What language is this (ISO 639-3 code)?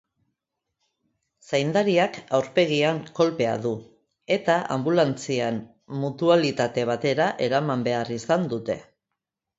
eus